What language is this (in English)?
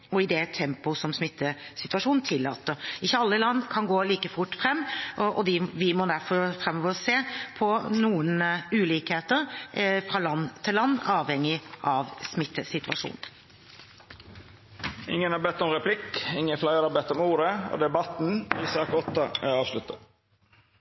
Norwegian